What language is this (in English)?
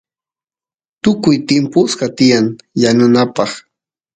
Santiago del Estero Quichua